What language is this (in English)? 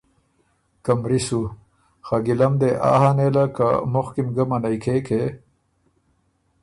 Ormuri